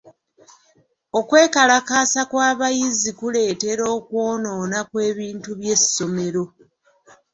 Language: Ganda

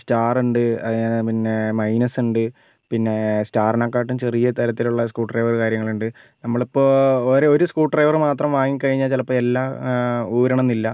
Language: Malayalam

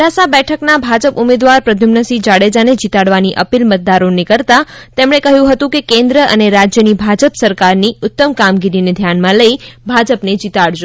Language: Gujarati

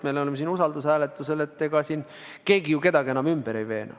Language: Estonian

